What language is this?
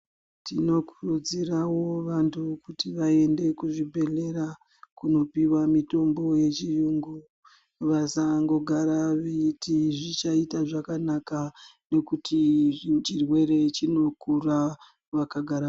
Ndau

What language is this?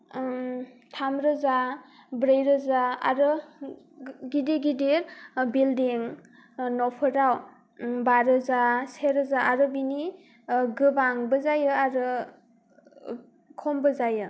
Bodo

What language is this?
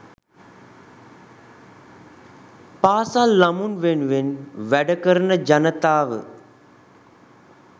Sinhala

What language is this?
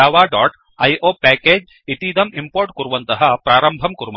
Sanskrit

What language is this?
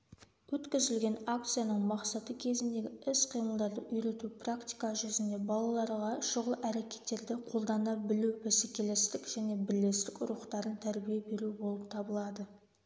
Kazakh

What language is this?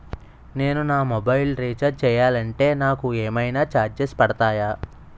Telugu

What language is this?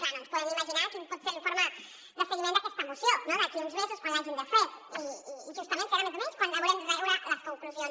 Catalan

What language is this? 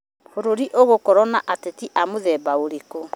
Kikuyu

